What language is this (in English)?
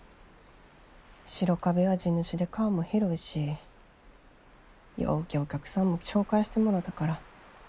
Japanese